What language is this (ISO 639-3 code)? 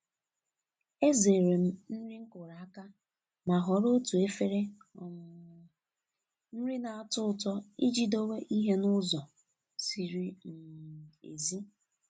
ibo